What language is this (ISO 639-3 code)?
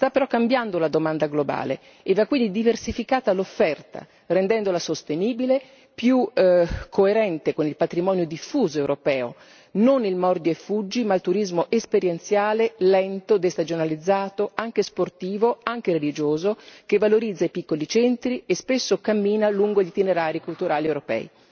ita